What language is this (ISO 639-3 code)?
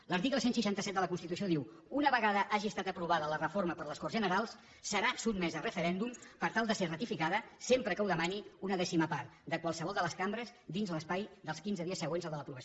cat